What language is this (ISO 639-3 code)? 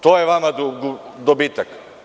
srp